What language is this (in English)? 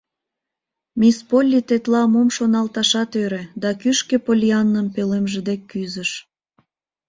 Mari